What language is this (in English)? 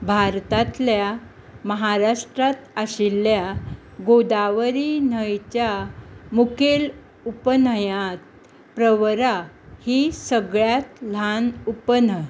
Konkani